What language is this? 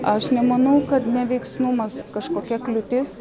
Lithuanian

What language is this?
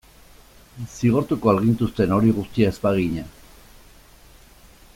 Basque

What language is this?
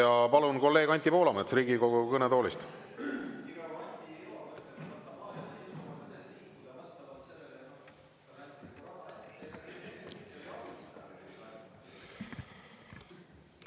Estonian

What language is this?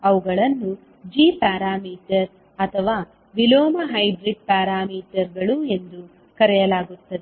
Kannada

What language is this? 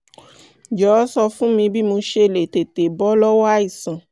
Yoruba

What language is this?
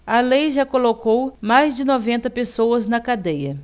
Portuguese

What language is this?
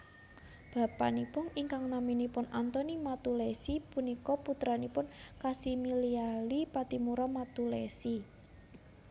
Javanese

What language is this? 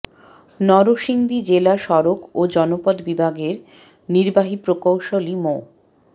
Bangla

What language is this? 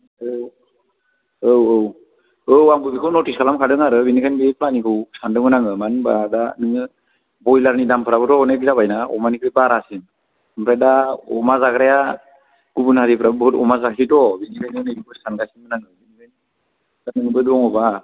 Bodo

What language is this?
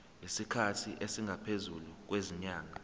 Zulu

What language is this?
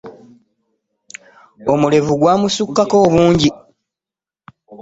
Ganda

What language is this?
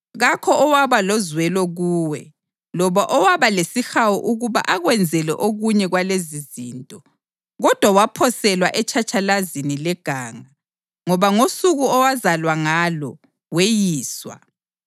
North Ndebele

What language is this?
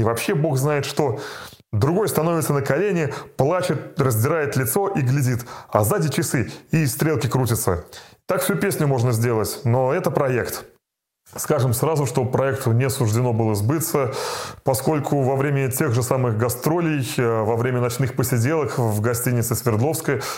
Russian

